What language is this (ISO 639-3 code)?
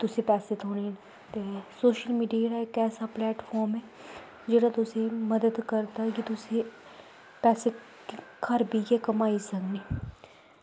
doi